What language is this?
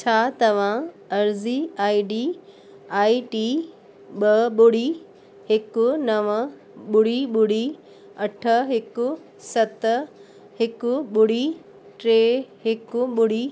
Sindhi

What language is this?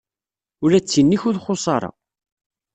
Kabyle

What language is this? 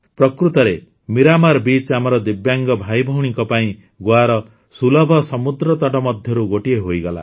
Odia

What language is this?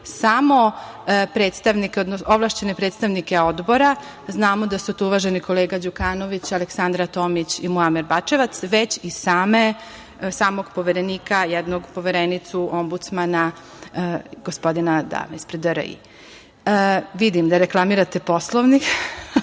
Serbian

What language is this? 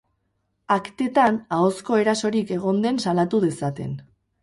Basque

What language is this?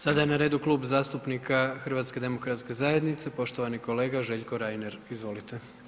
Croatian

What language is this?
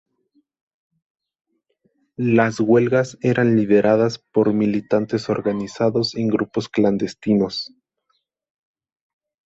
Spanish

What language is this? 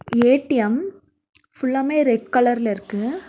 Tamil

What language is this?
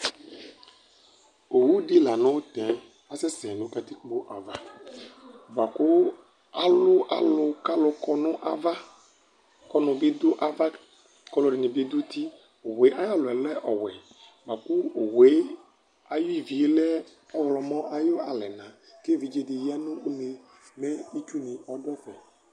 Ikposo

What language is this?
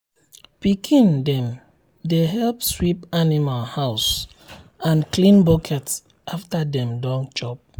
Nigerian Pidgin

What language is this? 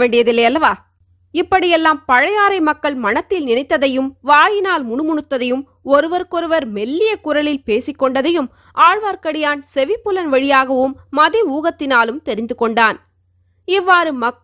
Tamil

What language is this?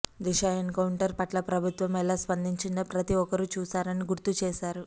Telugu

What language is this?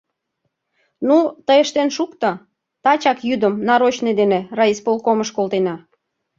Mari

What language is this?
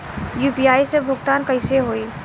Bhojpuri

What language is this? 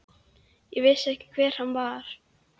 Icelandic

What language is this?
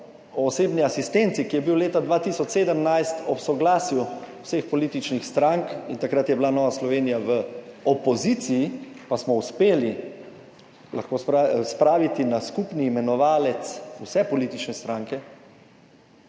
Slovenian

